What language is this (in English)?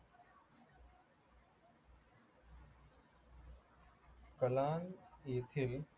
Marathi